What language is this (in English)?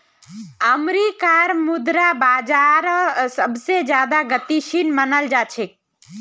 Magahi